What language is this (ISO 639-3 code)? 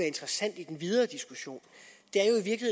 dan